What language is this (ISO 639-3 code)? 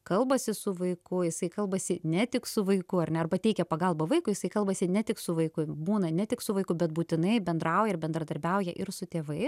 lit